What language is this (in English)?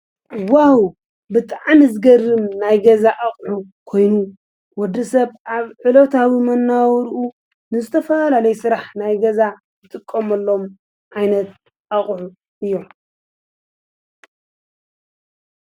Tigrinya